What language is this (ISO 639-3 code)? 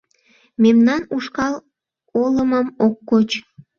chm